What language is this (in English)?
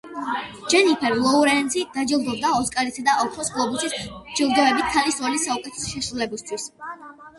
Georgian